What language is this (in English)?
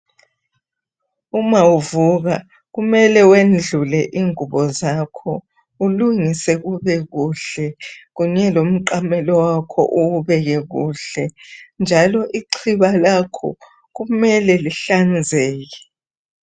North Ndebele